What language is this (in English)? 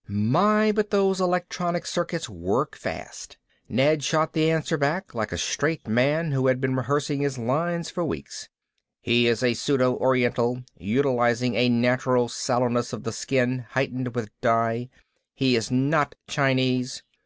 English